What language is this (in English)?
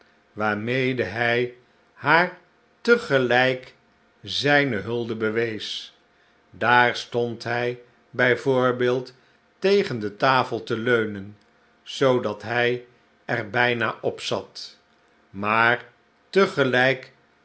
Dutch